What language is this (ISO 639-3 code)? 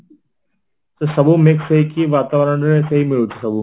ori